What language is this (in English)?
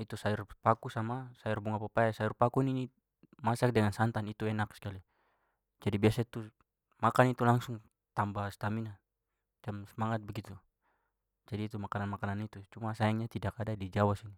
Papuan Malay